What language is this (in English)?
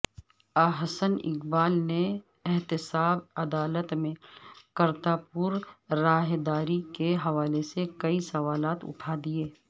Urdu